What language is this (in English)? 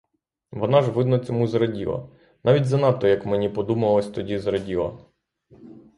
Ukrainian